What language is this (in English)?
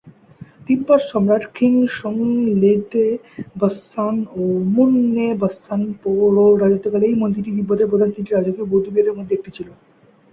Bangla